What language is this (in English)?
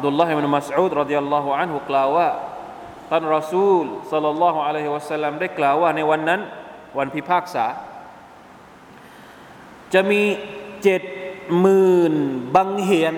Thai